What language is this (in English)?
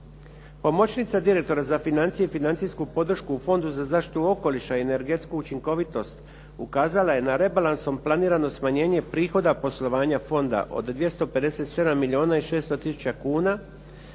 Croatian